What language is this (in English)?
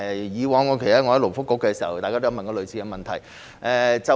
Cantonese